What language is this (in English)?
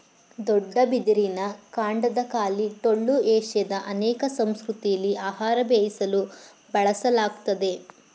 Kannada